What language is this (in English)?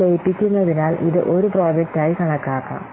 Malayalam